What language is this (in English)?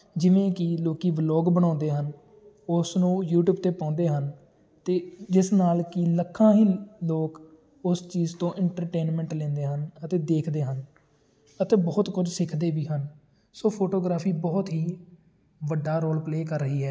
Punjabi